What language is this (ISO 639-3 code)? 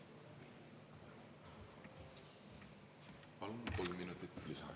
est